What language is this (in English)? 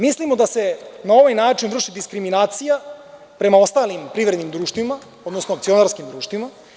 Serbian